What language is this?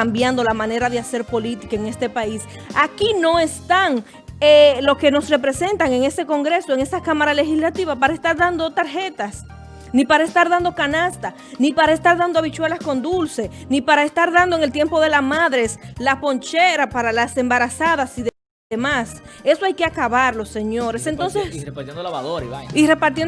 Spanish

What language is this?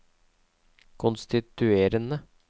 Norwegian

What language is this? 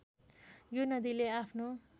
Nepali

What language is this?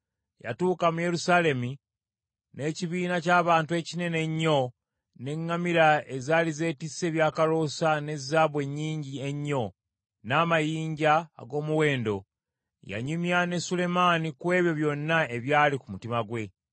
Ganda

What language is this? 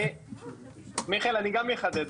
Hebrew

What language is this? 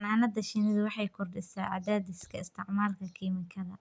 Somali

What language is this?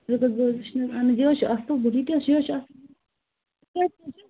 Kashmiri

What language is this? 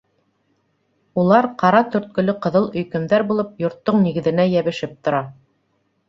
Bashkir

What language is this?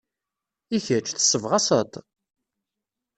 Kabyle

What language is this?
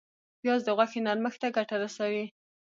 Pashto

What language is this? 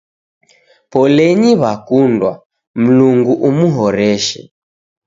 Taita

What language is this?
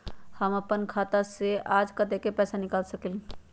Magahi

